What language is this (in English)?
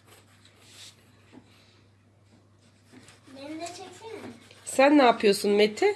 Turkish